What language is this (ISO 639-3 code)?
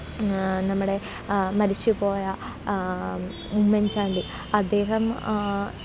mal